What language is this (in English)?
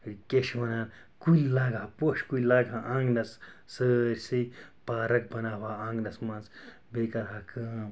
Kashmiri